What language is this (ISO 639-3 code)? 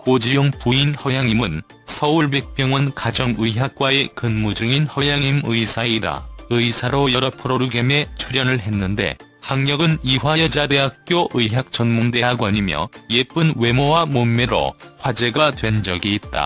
kor